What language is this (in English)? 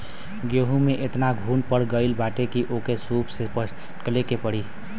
Bhojpuri